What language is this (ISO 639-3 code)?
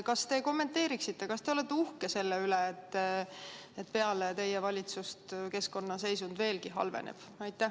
est